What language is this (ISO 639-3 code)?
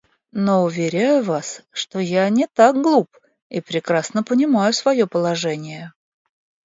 rus